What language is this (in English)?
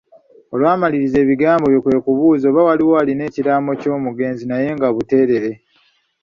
Ganda